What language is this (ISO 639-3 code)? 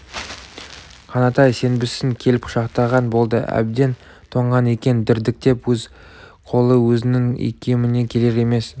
kaz